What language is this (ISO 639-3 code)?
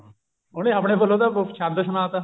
pan